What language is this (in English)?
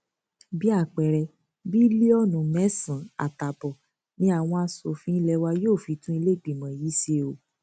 Yoruba